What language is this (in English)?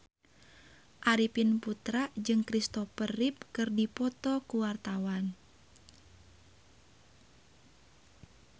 Sundanese